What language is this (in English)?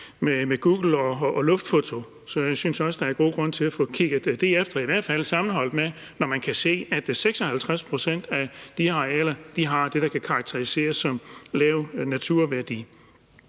Danish